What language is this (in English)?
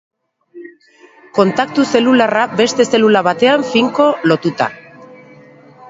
Basque